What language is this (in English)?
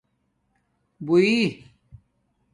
Domaaki